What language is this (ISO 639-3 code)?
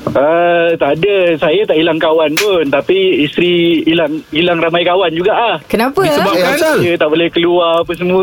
msa